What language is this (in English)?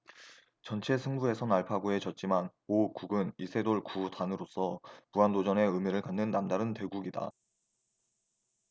Korean